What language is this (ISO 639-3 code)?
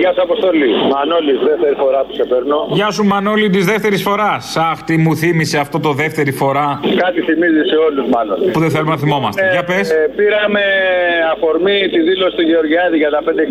ell